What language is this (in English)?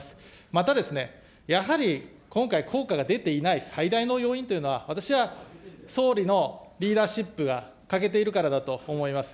Japanese